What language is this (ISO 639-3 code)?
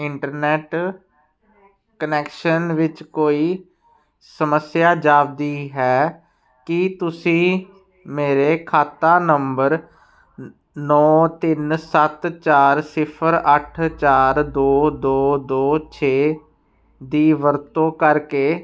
pan